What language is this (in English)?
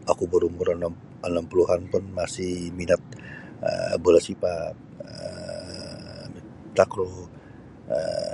Sabah Bisaya